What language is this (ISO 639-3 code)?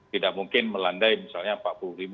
ind